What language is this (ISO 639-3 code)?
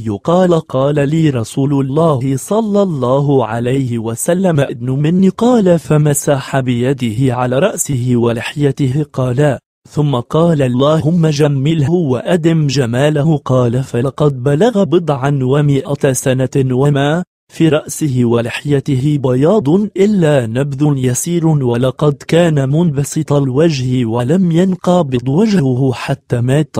ara